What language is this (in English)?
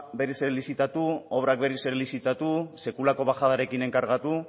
Basque